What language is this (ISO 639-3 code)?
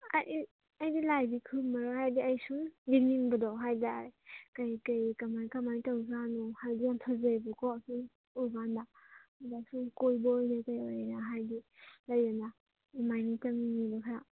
mni